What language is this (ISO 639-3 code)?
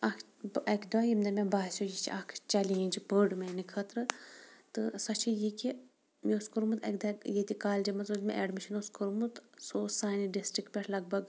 kas